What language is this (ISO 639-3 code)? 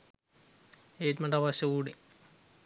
sin